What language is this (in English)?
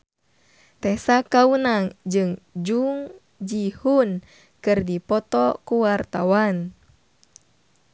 Sundanese